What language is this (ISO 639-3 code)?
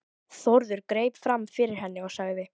isl